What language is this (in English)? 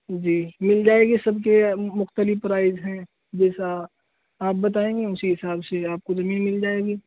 Urdu